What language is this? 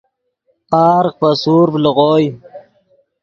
Yidgha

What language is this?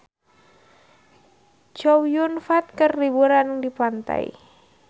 Sundanese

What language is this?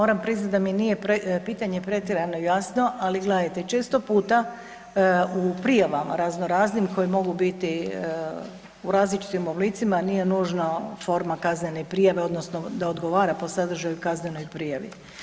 Croatian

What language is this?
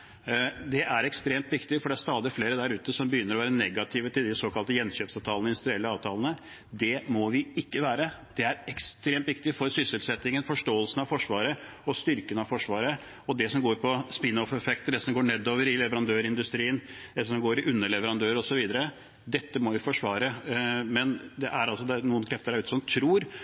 Norwegian Bokmål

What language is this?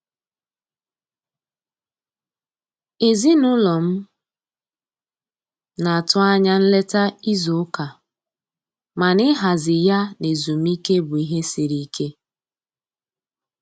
Igbo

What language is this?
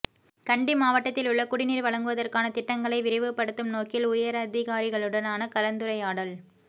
Tamil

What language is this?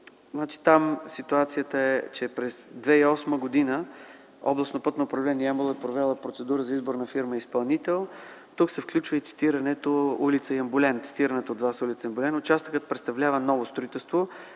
Bulgarian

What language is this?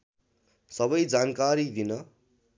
Nepali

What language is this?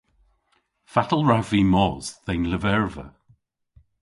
Cornish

